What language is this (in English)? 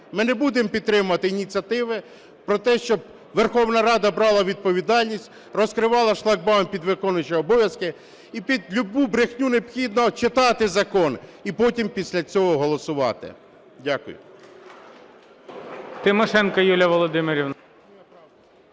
Ukrainian